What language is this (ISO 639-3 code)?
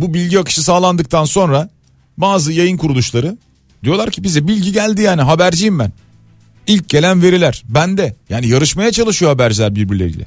tur